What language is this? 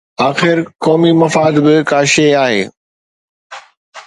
Sindhi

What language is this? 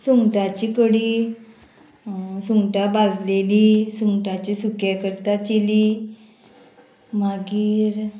Konkani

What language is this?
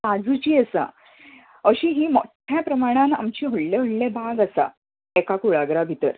Konkani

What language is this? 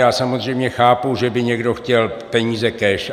Czech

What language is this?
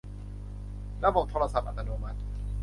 Thai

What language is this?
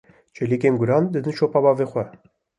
Kurdish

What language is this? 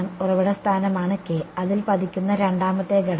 Malayalam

